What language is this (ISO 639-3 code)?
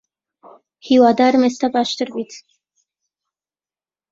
ckb